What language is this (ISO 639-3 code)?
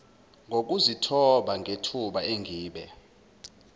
zul